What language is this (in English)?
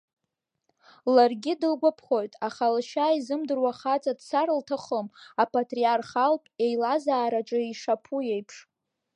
Abkhazian